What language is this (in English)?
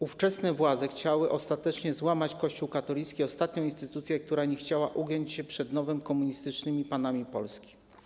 Polish